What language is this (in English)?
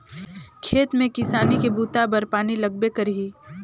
Chhattisgarhi